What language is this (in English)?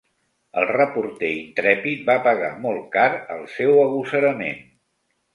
Catalan